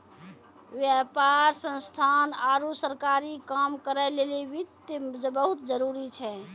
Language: Maithili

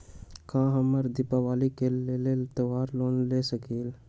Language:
Magahi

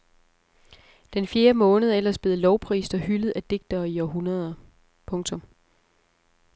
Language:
Danish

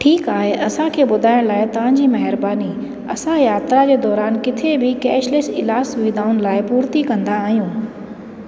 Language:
Sindhi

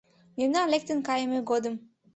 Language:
Mari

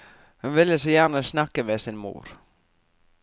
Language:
Norwegian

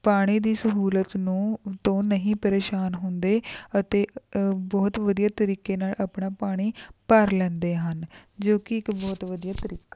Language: Punjabi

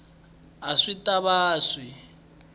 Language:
Tsonga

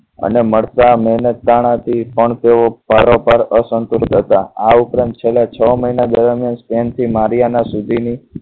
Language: Gujarati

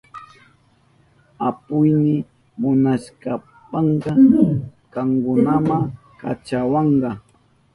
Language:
Southern Pastaza Quechua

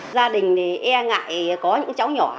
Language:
Vietnamese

